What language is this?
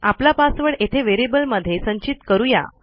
Marathi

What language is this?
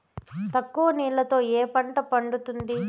Telugu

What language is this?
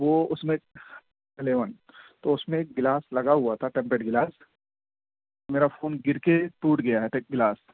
Urdu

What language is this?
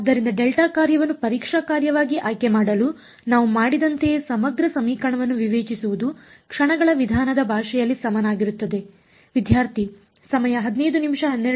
Kannada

